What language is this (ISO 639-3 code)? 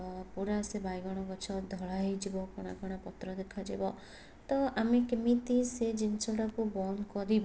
ori